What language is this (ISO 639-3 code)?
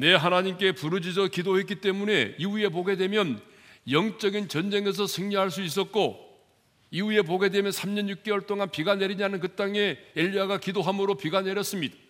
kor